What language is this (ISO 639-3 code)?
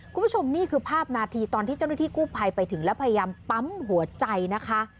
tha